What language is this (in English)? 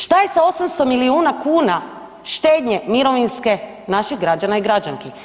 Croatian